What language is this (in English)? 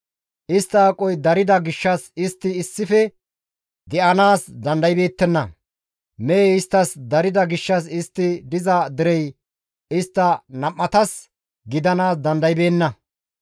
Gamo